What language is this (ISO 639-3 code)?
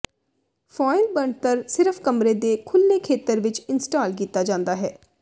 pan